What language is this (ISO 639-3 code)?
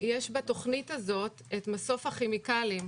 heb